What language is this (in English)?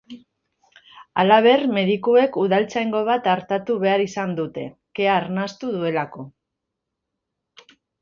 Basque